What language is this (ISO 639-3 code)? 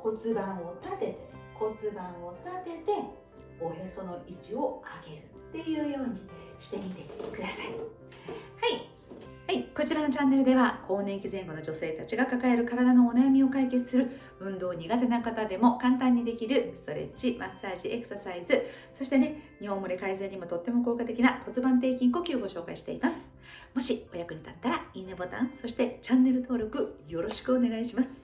jpn